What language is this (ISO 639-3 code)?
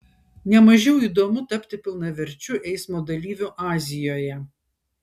lit